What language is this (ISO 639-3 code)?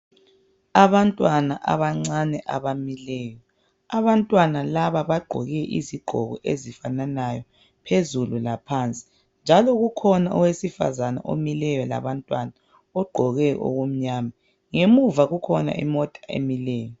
nde